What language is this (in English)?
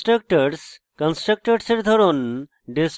Bangla